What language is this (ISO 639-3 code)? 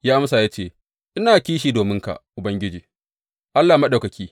hau